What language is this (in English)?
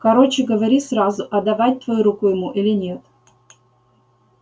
Russian